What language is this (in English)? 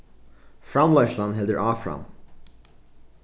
Faroese